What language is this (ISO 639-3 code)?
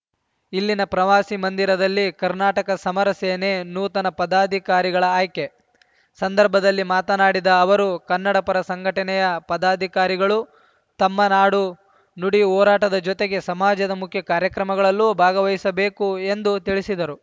kan